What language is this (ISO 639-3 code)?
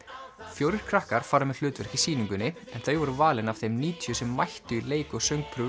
isl